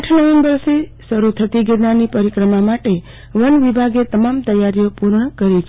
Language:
Gujarati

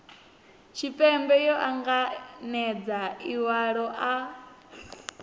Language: Venda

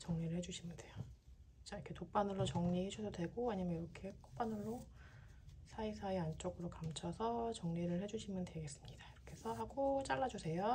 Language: Korean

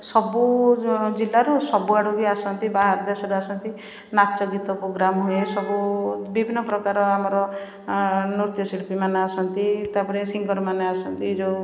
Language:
Odia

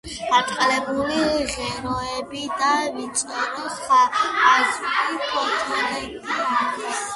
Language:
Georgian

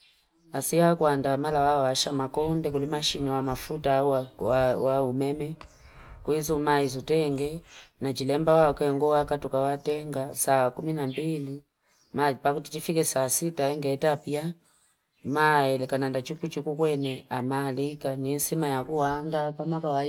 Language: Fipa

